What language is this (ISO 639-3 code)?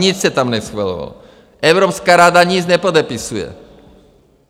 ces